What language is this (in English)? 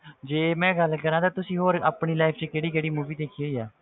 Punjabi